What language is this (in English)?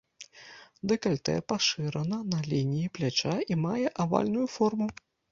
Belarusian